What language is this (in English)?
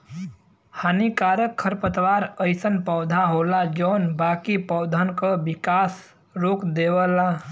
Bhojpuri